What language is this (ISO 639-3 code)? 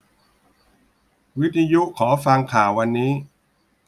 tha